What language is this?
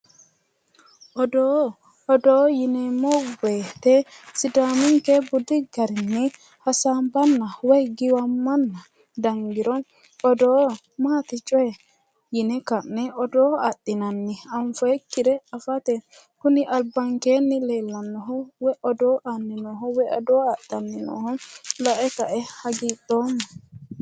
Sidamo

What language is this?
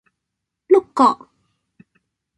Cantonese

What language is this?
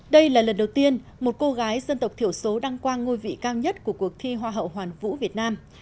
Vietnamese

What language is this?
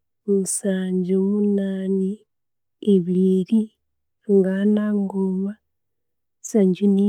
Konzo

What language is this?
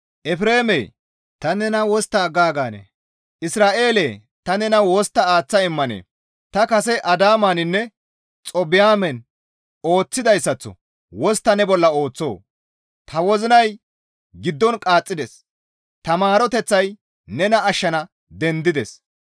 Gamo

